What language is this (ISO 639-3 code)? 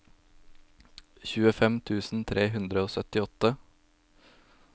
nor